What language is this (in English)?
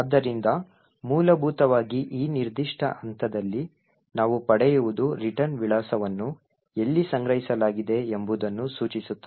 Kannada